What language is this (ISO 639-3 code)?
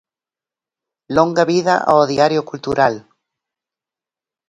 glg